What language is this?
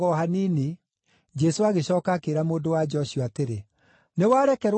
Kikuyu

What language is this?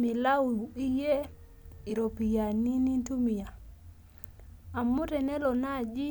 Masai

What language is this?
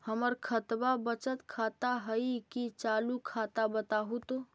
Magahi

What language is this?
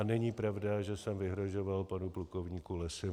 Czech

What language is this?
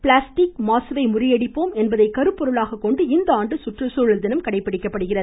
Tamil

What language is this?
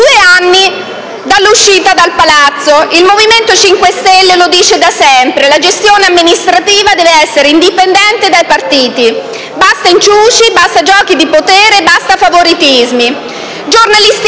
Italian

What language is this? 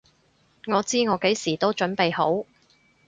Cantonese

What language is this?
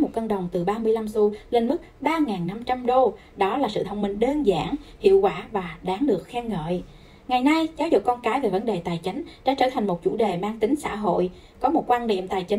Vietnamese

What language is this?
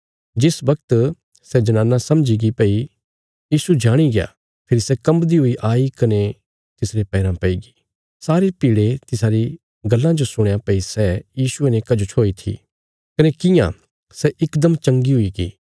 Bilaspuri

